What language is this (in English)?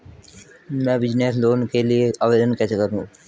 Hindi